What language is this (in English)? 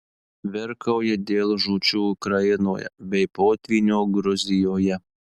Lithuanian